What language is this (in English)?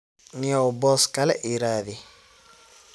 Somali